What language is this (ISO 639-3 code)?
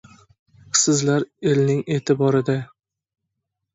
uzb